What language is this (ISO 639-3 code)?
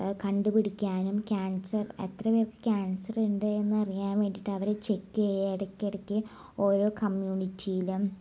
mal